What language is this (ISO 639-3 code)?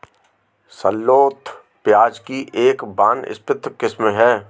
hin